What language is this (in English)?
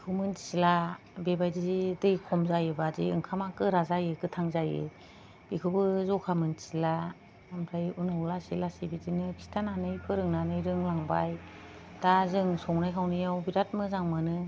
Bodo